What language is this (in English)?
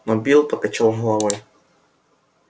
Russian